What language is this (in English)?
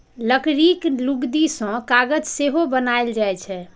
Maithili